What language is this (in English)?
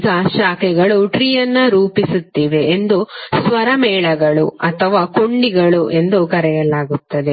Kannada